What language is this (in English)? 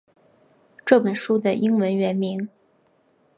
Chinese